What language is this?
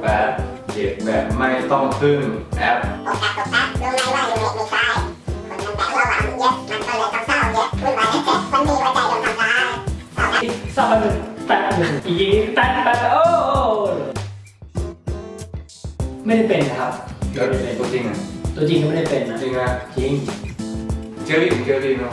Thai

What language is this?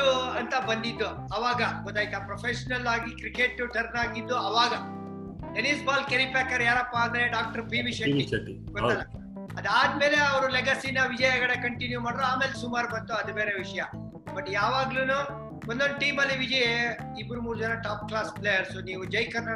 Kannada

